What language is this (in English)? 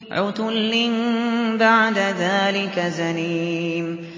Arabic